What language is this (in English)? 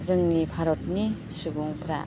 Bodo